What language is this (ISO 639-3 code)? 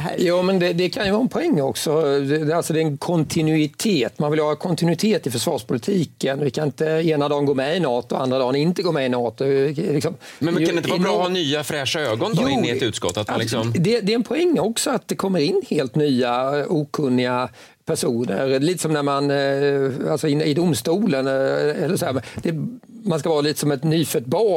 swe